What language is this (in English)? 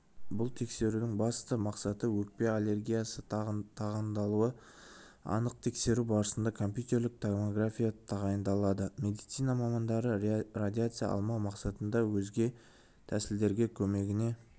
Kazakh